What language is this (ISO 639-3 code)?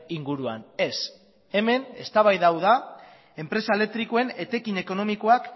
eus